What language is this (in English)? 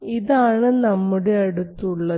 Malayalam